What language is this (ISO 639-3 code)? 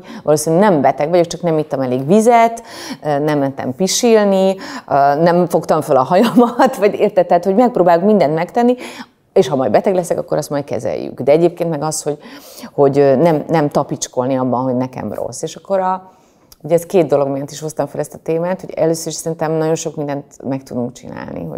hun